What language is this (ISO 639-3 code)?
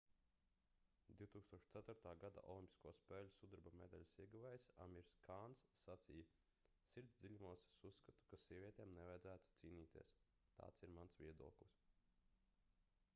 lav